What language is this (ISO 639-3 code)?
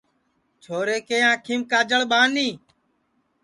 ssi